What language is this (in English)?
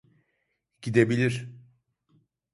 Turkish